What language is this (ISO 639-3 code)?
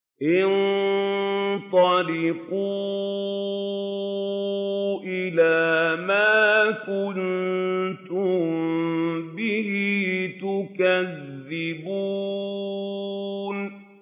ara